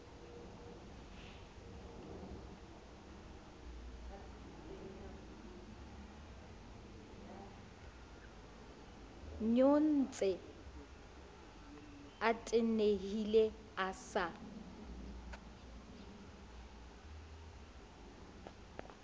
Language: Southern Sotho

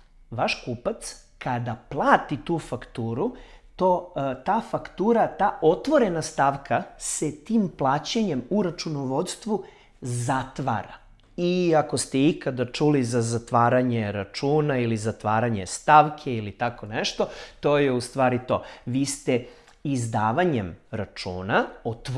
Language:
Serbian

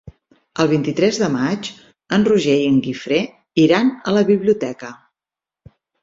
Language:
Catalan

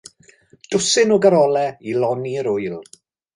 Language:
Welsh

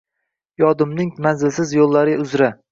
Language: Uzbek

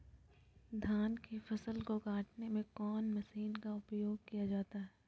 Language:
Magahi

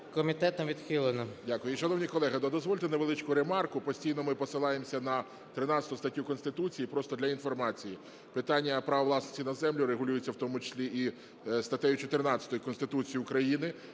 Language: Ukrainian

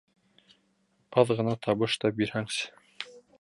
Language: Bashkir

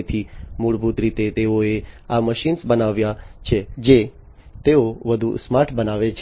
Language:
Gujarati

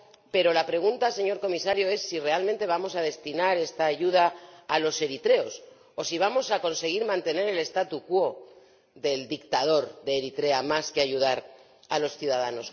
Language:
Spanish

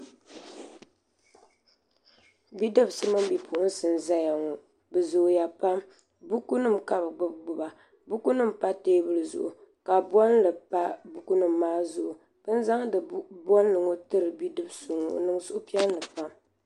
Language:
Dagbani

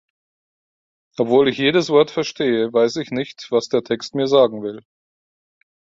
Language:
German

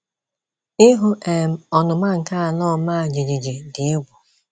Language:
Igbo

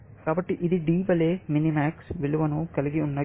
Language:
Telugu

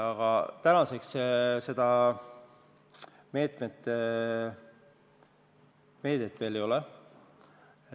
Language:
Estonian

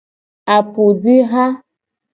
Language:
Gen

